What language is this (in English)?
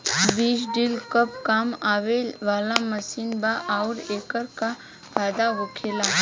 Bhojpuri